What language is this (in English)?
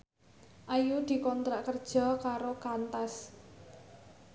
Javanese